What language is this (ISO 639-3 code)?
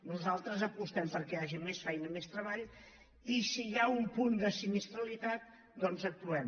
cat